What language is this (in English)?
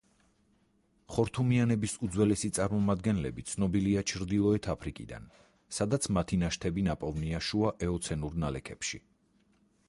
Georgian